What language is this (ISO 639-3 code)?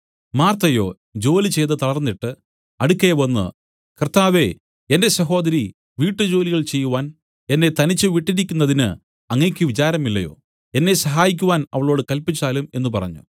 mal